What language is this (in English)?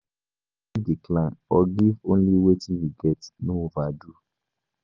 Nigerian Pidgin